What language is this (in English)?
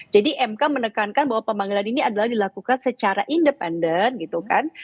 Indonesian